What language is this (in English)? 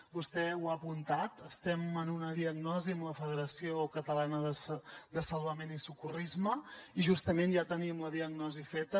Catalan